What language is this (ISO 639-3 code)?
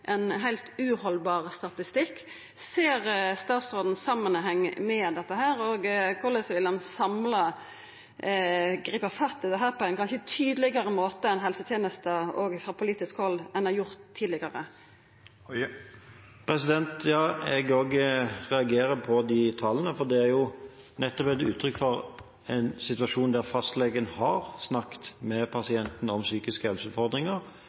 nor